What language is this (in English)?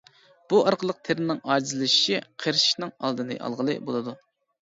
Uyghur